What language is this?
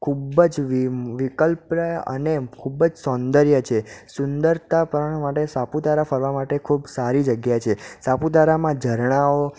Gujarati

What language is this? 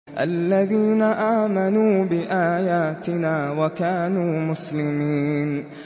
Arabic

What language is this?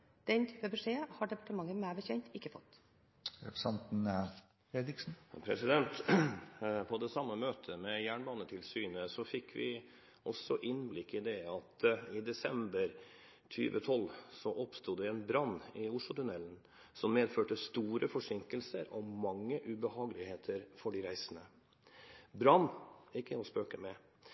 Norwegian Bokmål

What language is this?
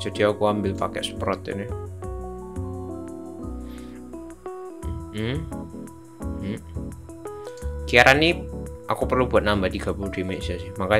Indonesian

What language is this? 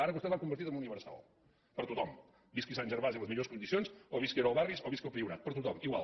Catalan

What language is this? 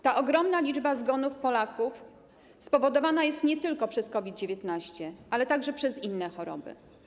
Polish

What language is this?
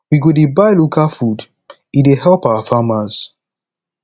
Nigerian Pidgin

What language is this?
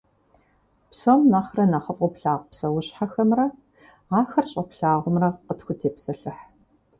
Kabardian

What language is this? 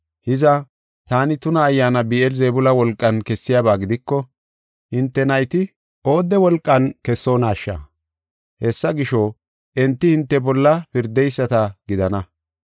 Gofa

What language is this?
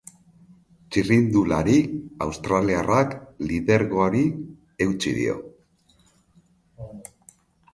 Basque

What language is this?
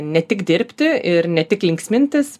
Lithuanian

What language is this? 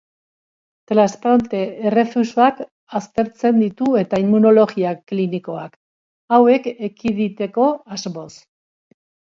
Basque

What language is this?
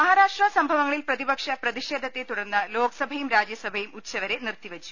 Malayalam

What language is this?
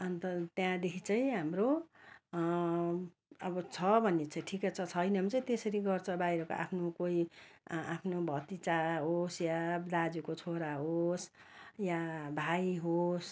Nepali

